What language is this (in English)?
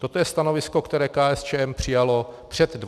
Czech